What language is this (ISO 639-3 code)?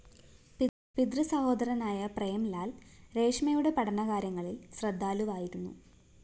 mal